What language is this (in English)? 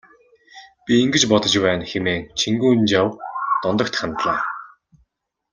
Mongolian